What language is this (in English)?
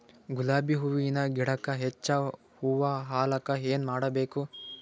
Kannada